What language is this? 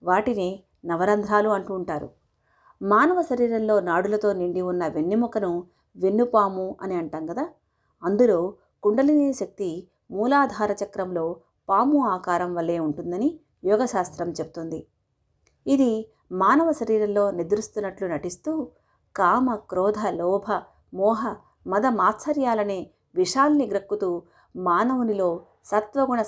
Telugu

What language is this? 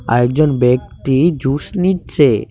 Bangla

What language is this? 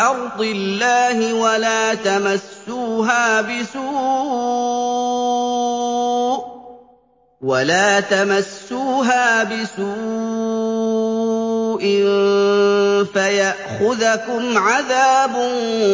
Arabic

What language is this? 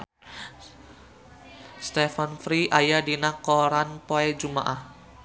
Sundanese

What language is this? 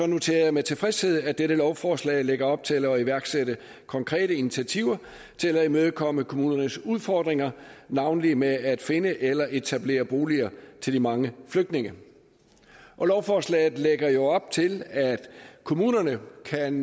Danish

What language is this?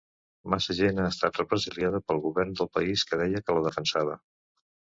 Catalan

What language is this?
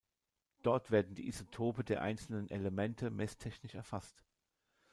German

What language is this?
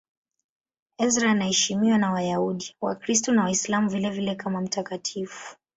Swahili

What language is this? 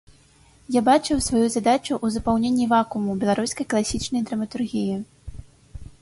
Belarusian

